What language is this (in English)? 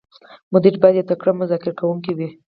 Pashto